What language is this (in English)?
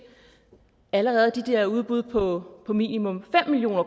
Danish